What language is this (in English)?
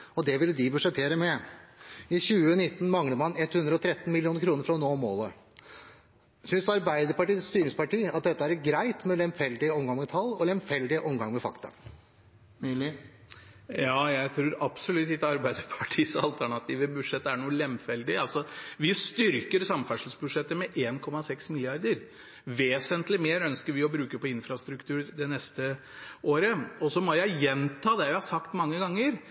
Norwegian Bokmål